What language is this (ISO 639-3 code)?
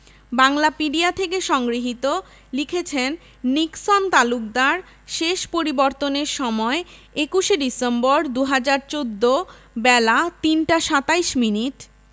ben